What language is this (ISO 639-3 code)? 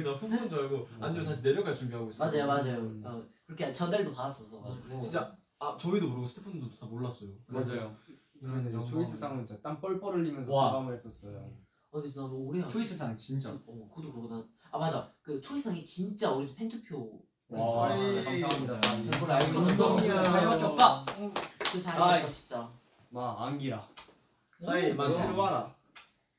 kor